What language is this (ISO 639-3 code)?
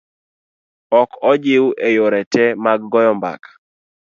luo